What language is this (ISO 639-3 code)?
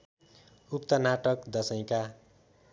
nep